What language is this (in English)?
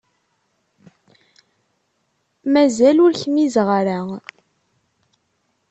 Kabyle